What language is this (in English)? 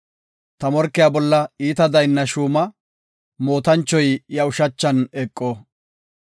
Gofa